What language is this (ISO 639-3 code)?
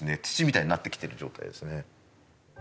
jpn